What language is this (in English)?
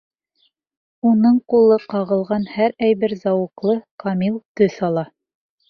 Bashkir